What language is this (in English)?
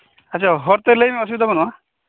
Santali